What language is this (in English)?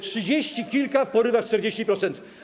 Polish